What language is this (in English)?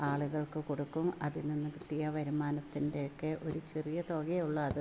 Malayalam